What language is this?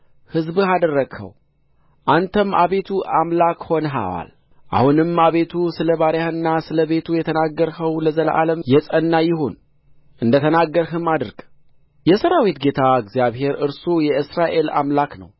Amharic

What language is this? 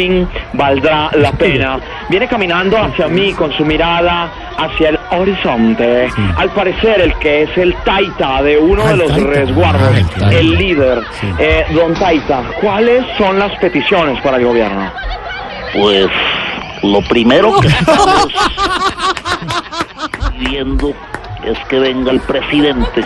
Spanish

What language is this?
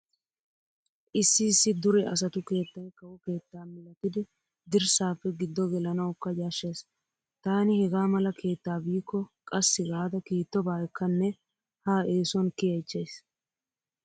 Wolaytta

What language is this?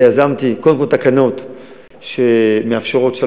Hebrew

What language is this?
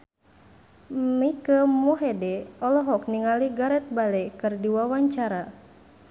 Sundanese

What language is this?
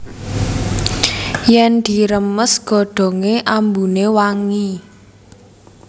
Javanese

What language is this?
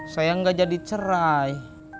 Indonesian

